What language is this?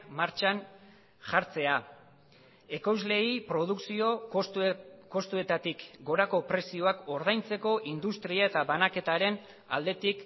Basque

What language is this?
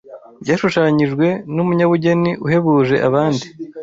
Kinyarwanda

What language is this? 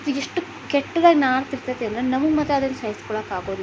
Kannada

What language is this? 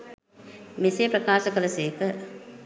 Sinhala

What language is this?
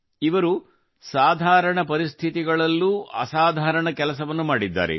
Kannada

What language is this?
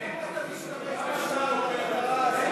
Hebrew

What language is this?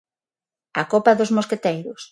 Galician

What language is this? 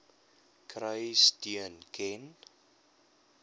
Afrikaans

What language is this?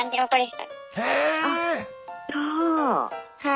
Japanese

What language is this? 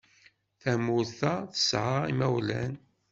Kabyle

